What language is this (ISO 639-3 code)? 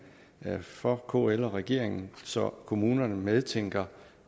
dan